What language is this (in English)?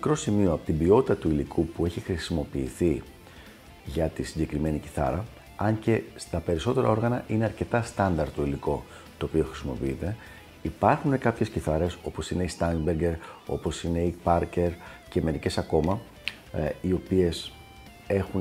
Greek